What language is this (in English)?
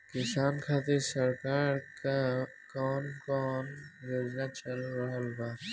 Bhojpuri